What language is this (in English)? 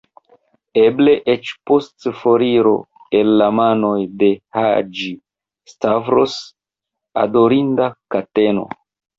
Esperanto